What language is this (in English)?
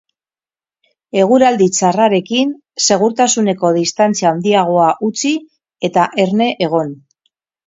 Basque